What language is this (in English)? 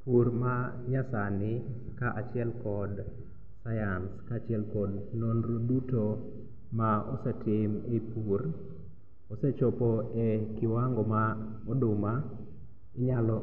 Luo (Kenya and Tanzania)